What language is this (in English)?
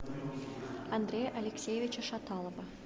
Russian